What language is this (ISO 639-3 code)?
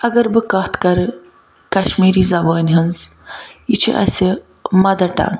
kas